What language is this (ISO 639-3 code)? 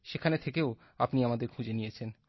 ben